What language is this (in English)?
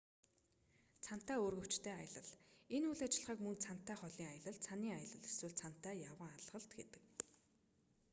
Mongolian